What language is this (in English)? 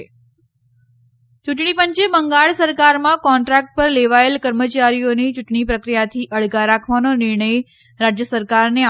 Gujarati